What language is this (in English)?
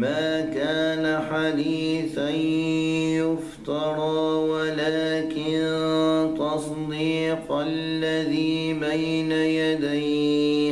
Arabic